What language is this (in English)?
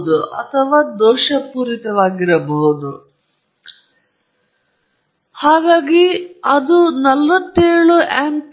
Kannada